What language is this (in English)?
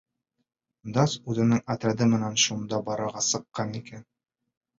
Bashkir